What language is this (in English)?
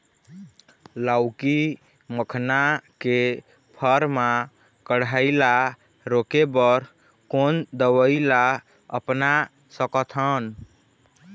Chhattisgarhi